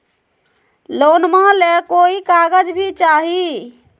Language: Magahi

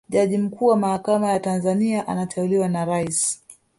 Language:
Swahili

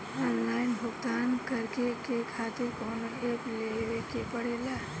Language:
Bhojpuri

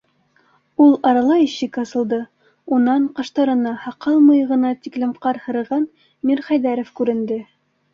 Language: Bashkir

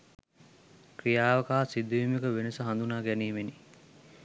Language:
Sinhala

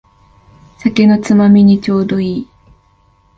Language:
Japanese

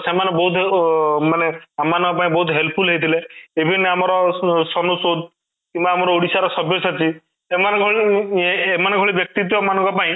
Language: Odia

